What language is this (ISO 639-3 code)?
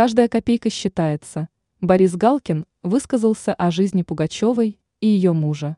rus